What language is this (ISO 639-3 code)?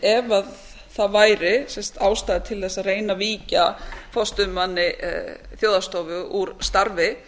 isl